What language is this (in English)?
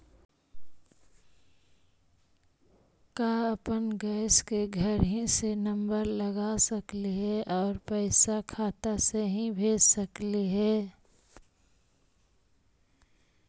Magahi